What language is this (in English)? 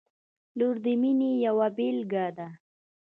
Pashto